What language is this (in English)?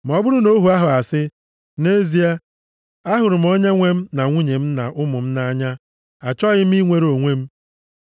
Igbo